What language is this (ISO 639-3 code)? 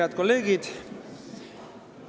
est